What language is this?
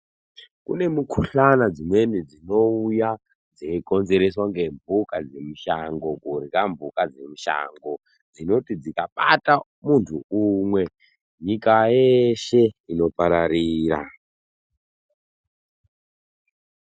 Ndau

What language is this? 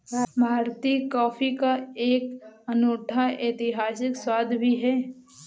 Hindi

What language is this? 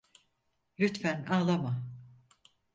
Turkish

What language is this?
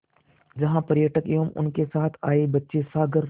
Hindi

